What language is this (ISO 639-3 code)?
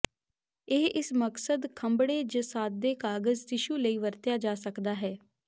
pan